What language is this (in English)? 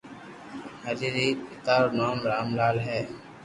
Loarki